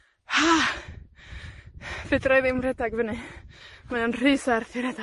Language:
Welsh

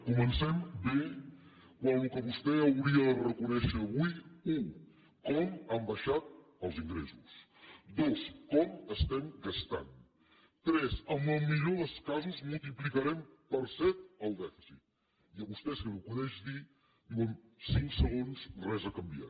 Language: Catalan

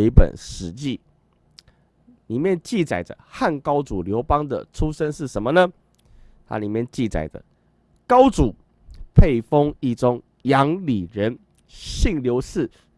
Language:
Chinese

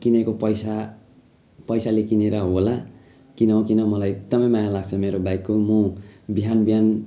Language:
Nepali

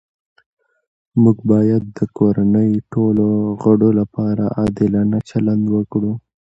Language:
Pashto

